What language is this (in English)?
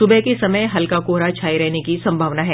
Hindi